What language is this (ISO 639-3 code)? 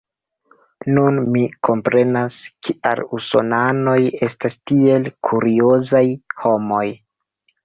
epo